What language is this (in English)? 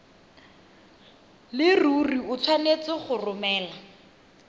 Tswana